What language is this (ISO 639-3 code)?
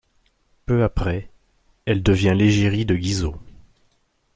fra